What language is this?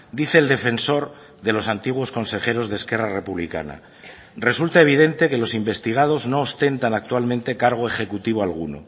Spanish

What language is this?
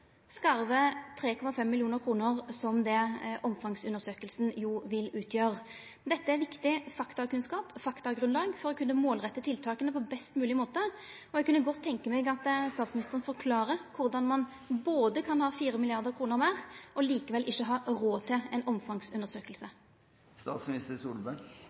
Norwegian Nynorsk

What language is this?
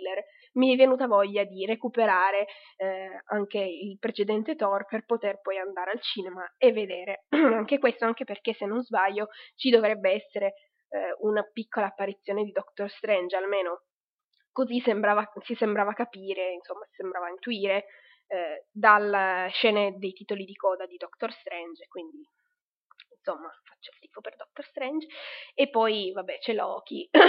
Italian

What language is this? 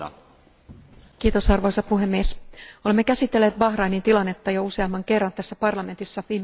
Finnish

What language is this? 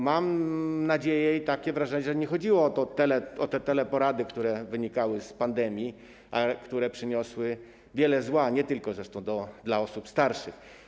Polish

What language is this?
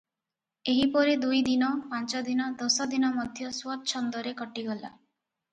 Odia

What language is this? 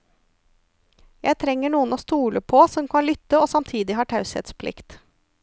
Norwegian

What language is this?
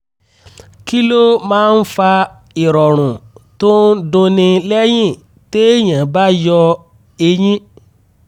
Yoruba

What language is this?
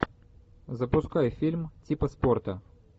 Russian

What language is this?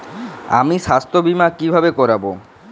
Bangla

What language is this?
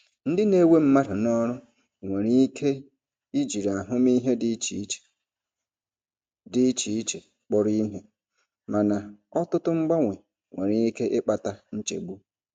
Igbo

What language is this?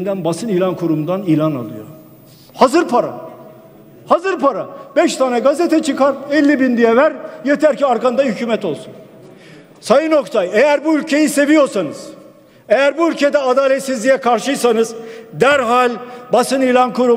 Turkish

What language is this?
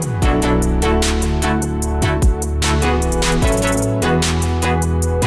Slovak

